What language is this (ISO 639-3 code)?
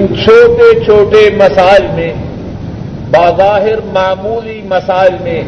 urd